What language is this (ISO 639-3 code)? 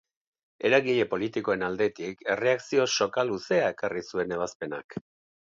eus